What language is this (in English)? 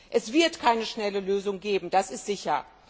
German